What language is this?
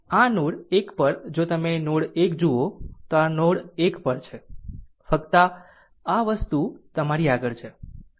Gujarati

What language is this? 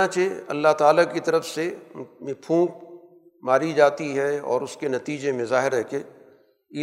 Urdu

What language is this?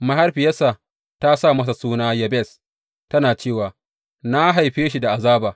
Hausa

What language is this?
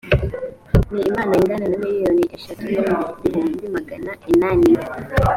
Kinyarwanda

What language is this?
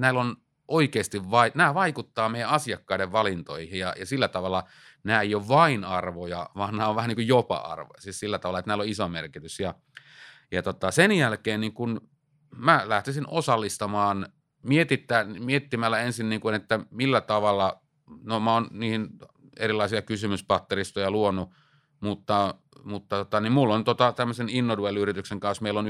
Finnish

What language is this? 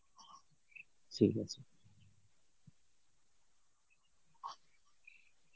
Bangla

